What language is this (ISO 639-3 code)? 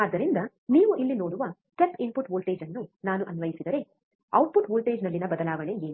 kan